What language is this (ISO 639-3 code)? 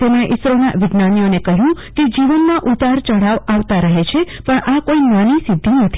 guj